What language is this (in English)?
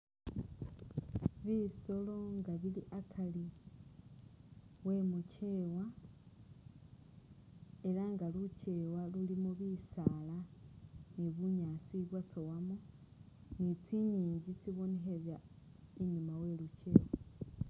Masaaba